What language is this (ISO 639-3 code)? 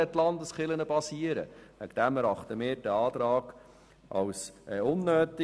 gsw